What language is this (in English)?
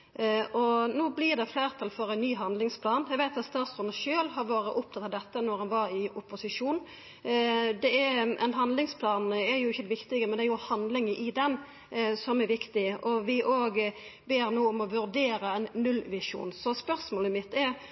Norwegian Nynorsk